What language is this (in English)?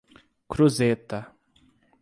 Portuguese